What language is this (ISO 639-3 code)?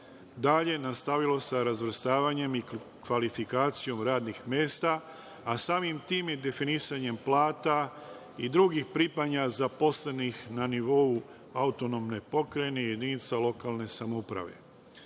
srp